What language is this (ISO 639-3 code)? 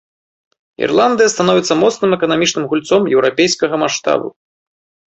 bel